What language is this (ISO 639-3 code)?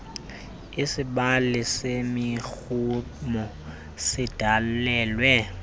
xho